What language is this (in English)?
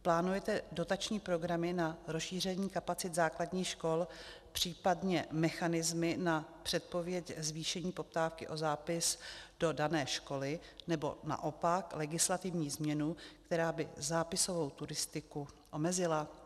Czech